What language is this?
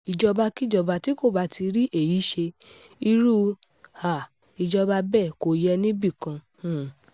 Yoruba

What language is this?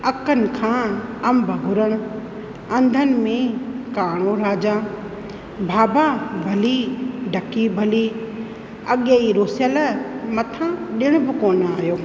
Sindhi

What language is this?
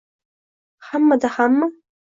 Uzbek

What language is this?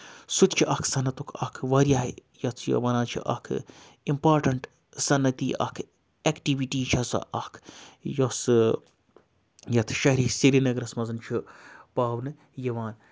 Kashmiri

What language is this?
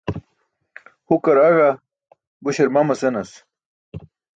Burushaski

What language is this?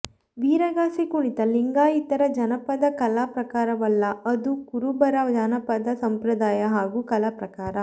Kannada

